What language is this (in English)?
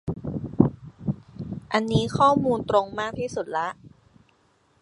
Thai